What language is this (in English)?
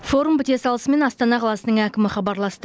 Kazakh